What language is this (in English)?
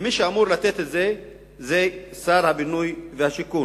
Hebrew